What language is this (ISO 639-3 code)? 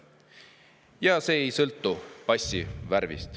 est